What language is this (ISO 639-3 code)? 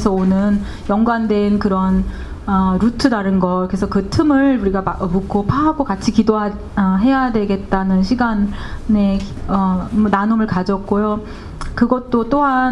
kor